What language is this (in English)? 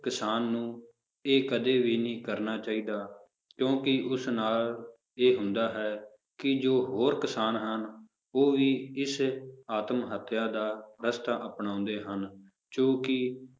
Punjabi